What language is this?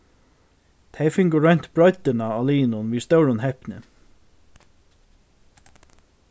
Faroese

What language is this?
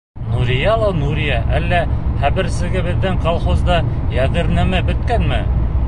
Bashkir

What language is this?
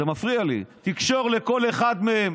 Hebrew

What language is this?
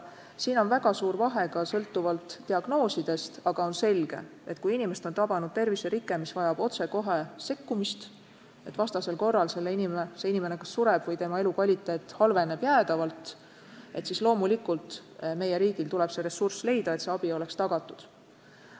Estonian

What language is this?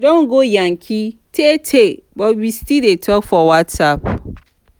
Nigerian Pidgin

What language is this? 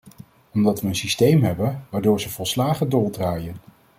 Dutch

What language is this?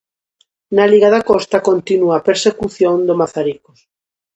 Galician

